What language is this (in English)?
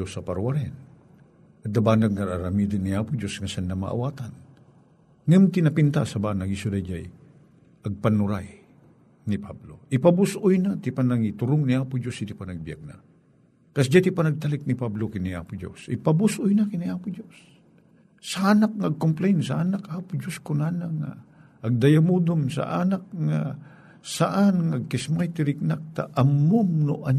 Filipino